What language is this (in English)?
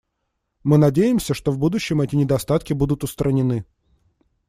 Russian